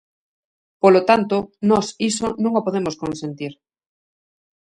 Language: Galician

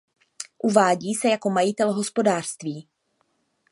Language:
Czech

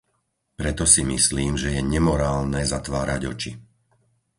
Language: Slovak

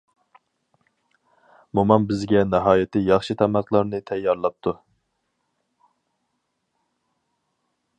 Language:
Uyghur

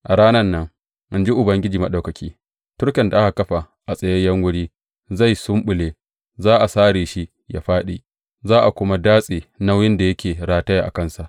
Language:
Hausa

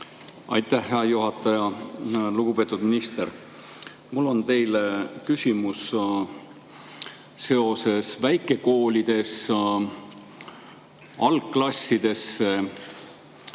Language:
Estonian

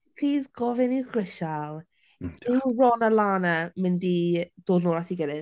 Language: Welsh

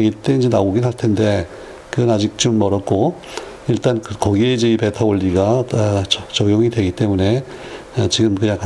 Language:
Korean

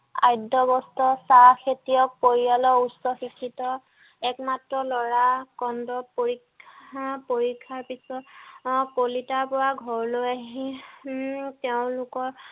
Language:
Assamese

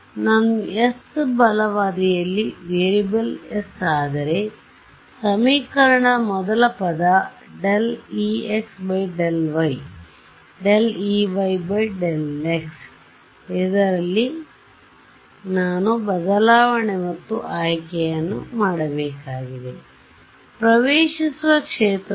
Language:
Kannada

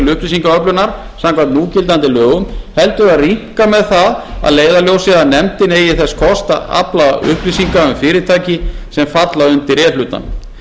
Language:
Icelandic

